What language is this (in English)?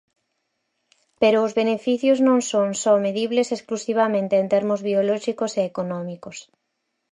Galician